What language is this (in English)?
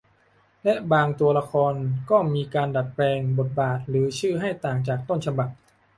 Thai